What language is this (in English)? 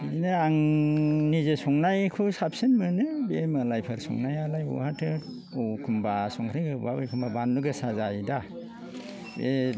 Bodo